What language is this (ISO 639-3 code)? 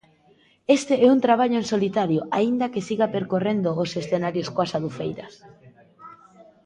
glg